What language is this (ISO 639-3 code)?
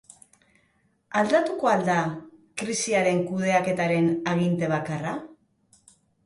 eus